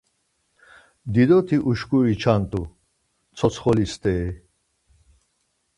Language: Laz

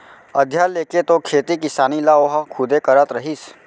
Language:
Chhattisgarhi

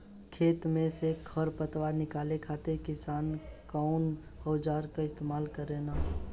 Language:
Bhojpuri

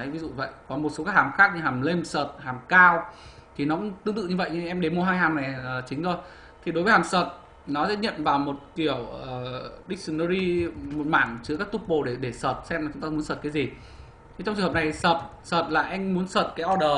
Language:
Vietnamese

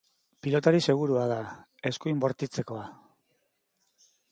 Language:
Basque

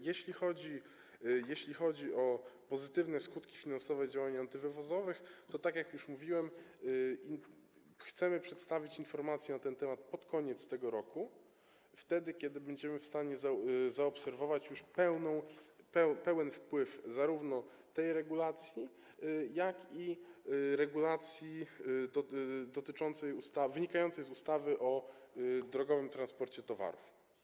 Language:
Polish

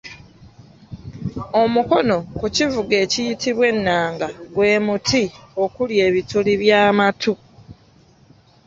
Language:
Ganda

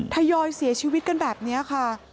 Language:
Thai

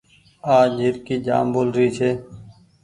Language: Goaria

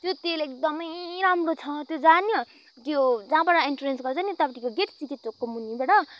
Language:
Nepali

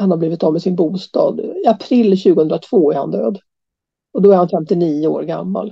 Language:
Swedish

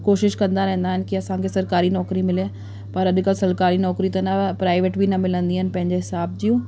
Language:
Sindhi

